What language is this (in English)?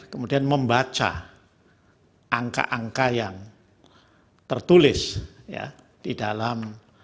Indonesian